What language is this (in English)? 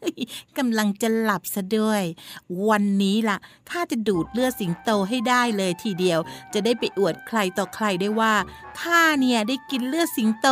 Thai